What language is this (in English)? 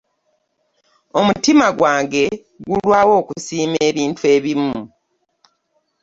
Ganda